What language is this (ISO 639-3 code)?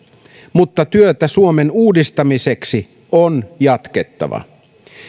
fin